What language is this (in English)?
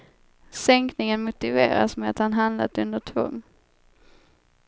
Swedish